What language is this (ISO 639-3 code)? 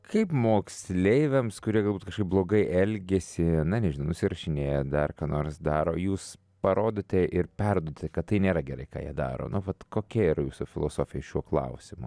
lit